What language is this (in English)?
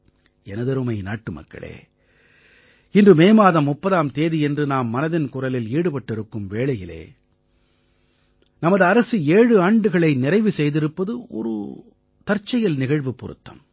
Tamil